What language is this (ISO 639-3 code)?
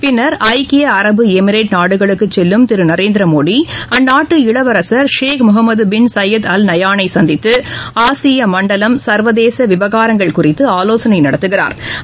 tam